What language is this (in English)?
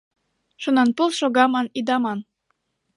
Mari